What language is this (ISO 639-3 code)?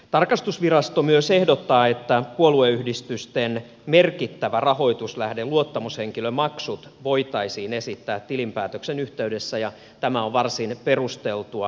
fin